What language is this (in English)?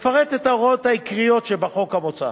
Hebrew